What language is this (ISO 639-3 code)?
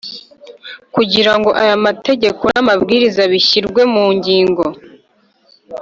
kin